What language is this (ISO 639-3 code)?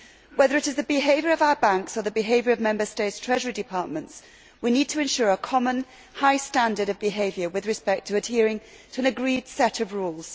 eng